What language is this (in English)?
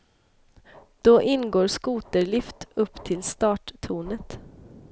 Swedish